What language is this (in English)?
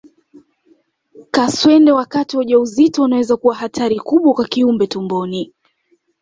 Swahili